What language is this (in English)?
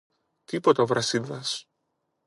Greek